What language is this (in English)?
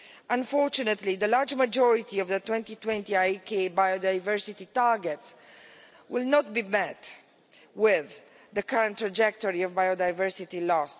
English